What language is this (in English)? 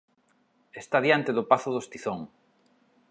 Galician